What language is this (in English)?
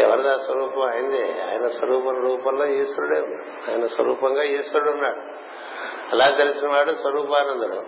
Telugu